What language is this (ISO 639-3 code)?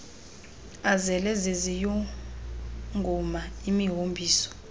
xho